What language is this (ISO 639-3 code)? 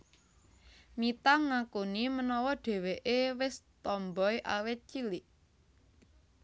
jav